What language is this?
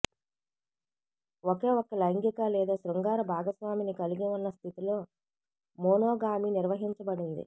Telugu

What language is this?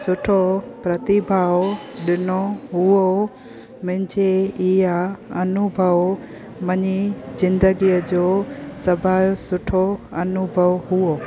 Sindhi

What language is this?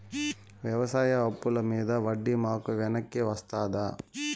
Telugu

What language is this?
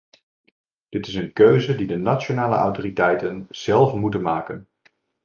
Dutch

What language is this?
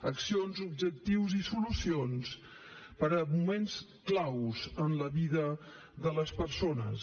Catalan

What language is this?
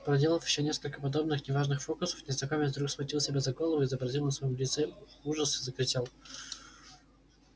Russian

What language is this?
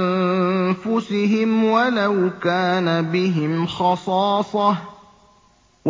Arabic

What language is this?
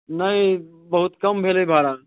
Maithili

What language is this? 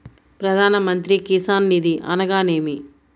Telugu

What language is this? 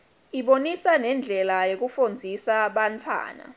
Swati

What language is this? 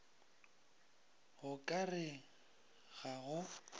Northern Sotho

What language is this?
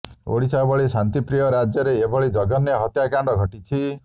Odia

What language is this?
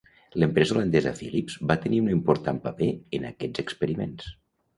Catalan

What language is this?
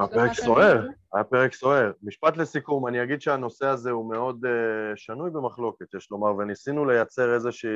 Hebrew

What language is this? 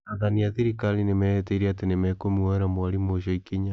Kikuyu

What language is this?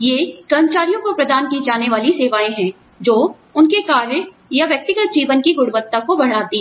Hindi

